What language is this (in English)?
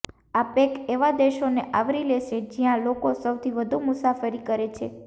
Gujarati